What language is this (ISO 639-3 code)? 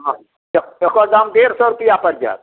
mai